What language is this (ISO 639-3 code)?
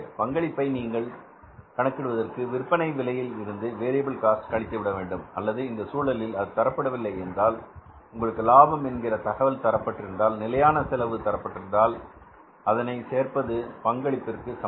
tam